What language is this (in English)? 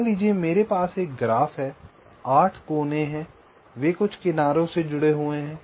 Hindi